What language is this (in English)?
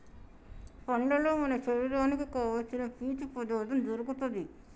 Telugu